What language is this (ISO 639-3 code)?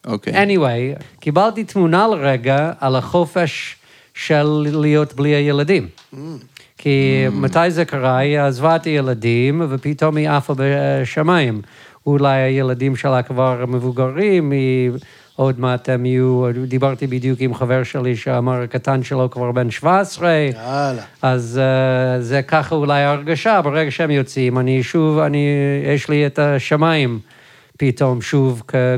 heb